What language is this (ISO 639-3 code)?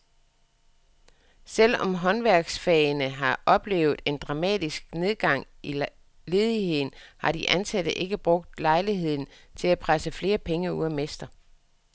dan